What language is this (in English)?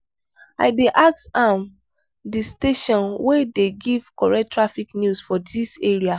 Nigerian Pidgin